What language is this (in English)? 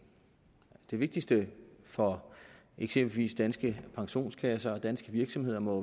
Danish